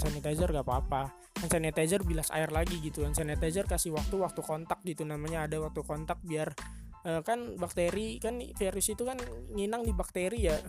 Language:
Indonesian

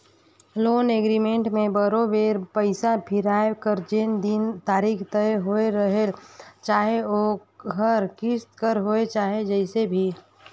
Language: Chhattisgarhi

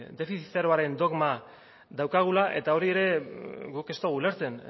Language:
Basque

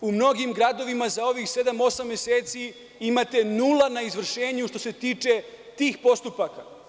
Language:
Serbian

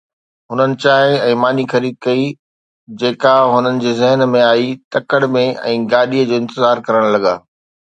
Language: Sindhi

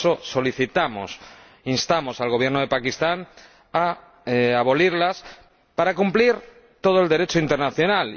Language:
Spanish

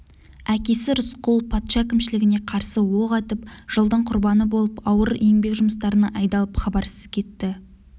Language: Kazakh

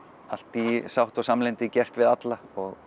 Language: Icelandic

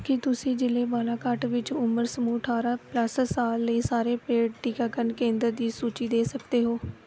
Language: Punjabi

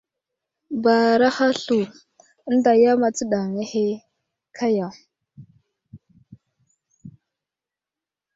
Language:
Wuzlam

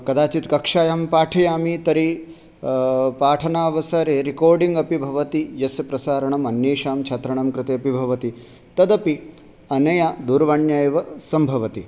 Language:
Sanskrit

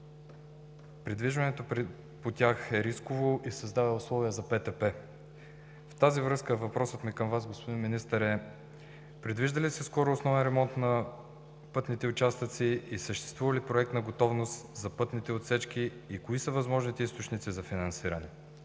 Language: Bulgarian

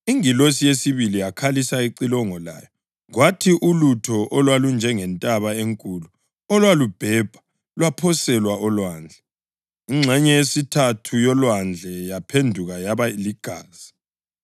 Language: North Ndebele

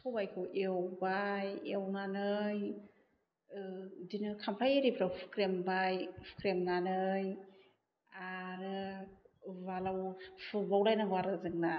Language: Bodo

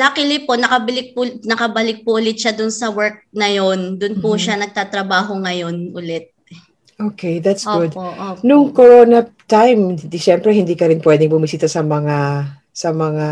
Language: Filipino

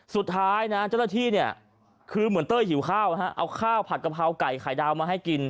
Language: Thai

